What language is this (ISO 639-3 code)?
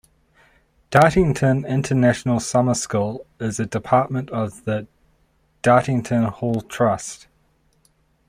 eng